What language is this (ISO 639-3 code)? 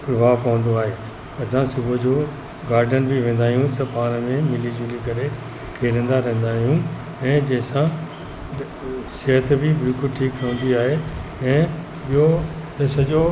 snd